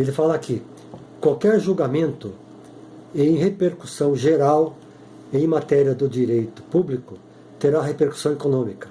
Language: Portuguese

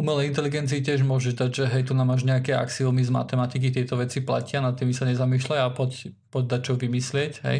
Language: Slovak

